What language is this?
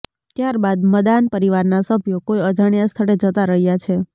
Gujarati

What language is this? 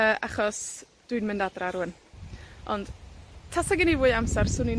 Welsh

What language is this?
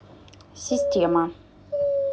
Russian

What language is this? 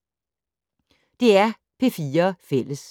Danish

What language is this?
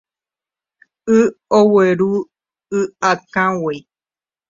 Guarani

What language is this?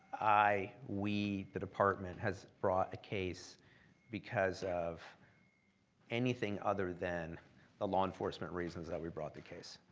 English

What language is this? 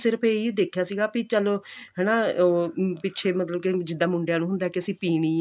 Punjabi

